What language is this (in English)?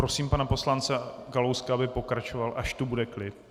Czech